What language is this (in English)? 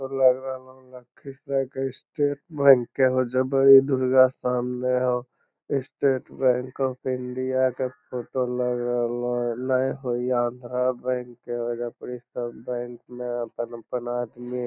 Magahi